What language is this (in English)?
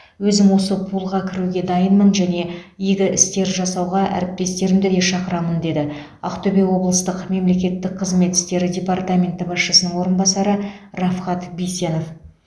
Kazakh